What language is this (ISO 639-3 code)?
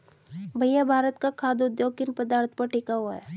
hin